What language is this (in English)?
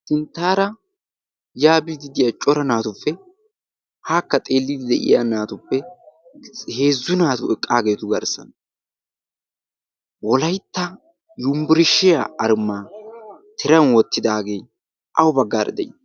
Wolaytta